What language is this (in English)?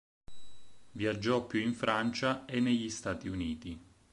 Italian